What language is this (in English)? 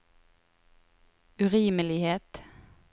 Norwegian